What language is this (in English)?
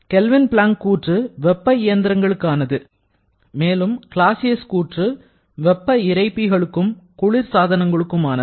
Tamil